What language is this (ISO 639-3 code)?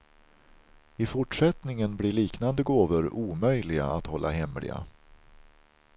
swe